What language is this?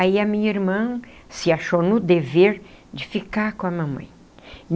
Portuguese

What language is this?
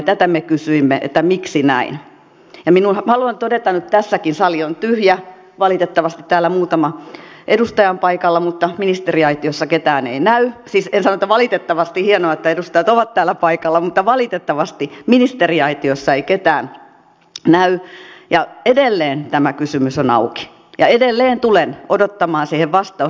Finnish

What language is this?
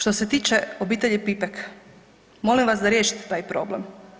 Croatian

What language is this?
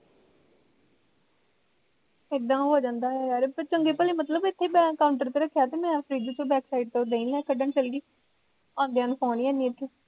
Punjabi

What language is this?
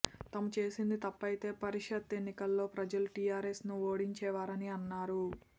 Telugu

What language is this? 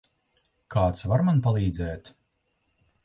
Latvian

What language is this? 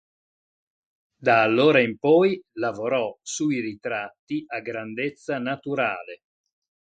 Italian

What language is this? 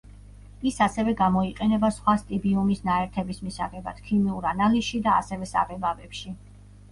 Georgian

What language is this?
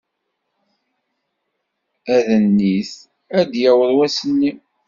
Kabyle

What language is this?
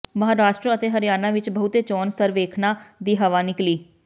Punjabi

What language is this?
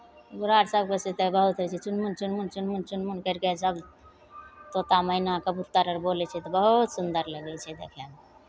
Maithili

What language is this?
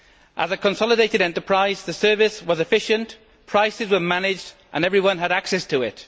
English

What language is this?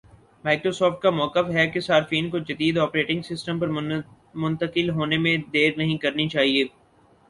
Urdu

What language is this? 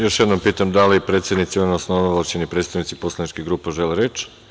Serbian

